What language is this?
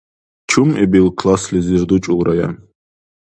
Dargwa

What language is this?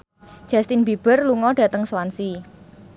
Javanese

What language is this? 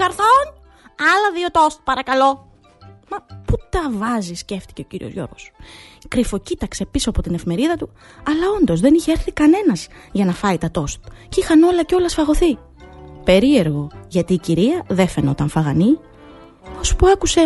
Greek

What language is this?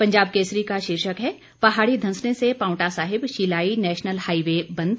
Hindi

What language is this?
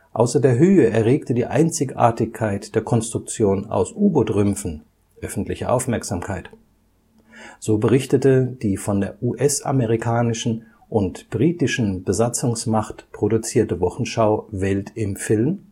German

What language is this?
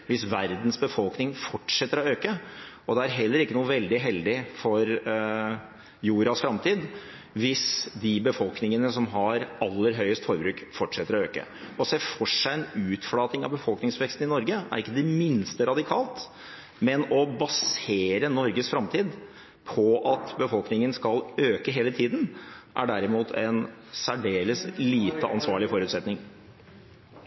Norwegian Bokmål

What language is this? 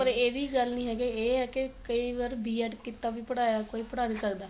Punjabi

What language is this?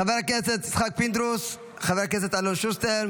Hebrew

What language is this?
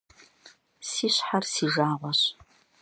Kabardian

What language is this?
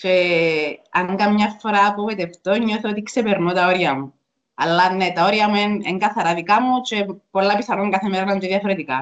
Greek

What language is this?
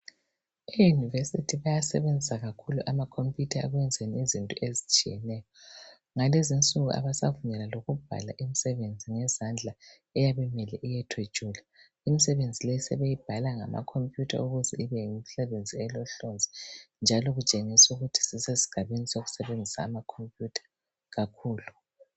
North Ndebele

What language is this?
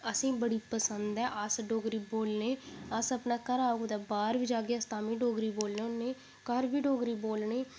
Dogri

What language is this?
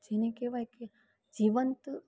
Gujarati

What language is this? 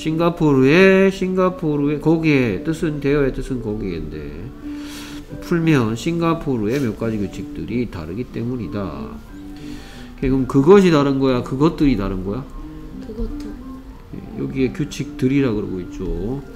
Korean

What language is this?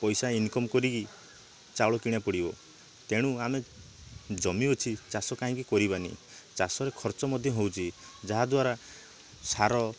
Odia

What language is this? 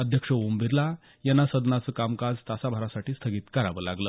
Marathi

